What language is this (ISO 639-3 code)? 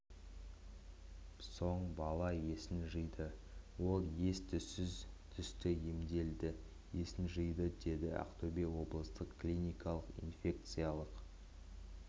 kaz